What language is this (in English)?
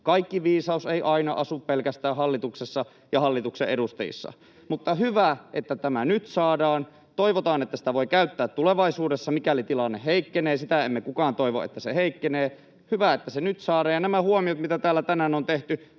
Finnish